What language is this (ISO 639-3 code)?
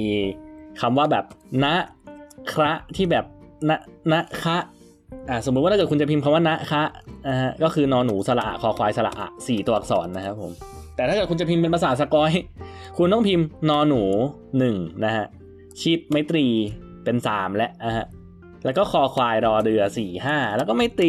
tha